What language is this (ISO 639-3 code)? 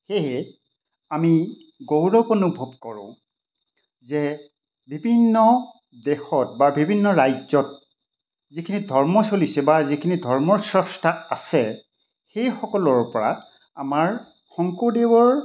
asm